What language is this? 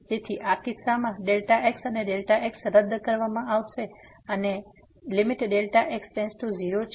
Gujarati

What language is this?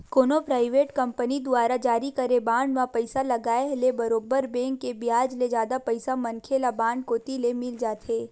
Chhattisgarhi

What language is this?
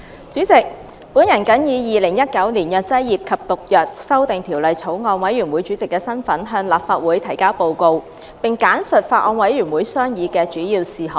Cantonese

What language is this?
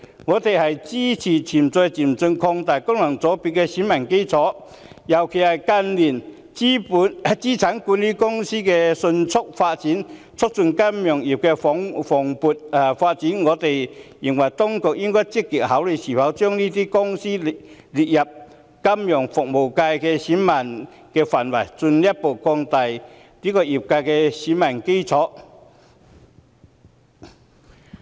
Cantonese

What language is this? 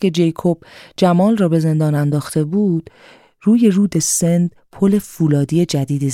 Persian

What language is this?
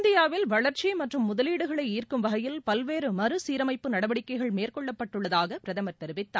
Tamil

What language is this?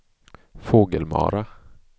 Swedish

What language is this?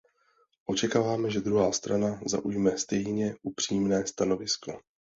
Czech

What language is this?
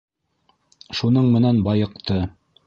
Bashkir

